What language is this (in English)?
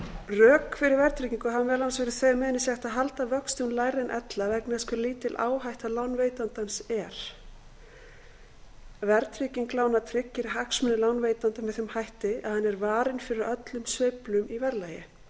Icelandic